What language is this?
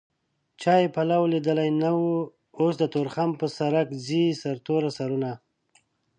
Pashto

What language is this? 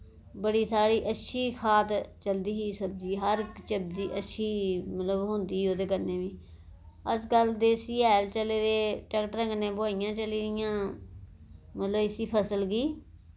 Dogri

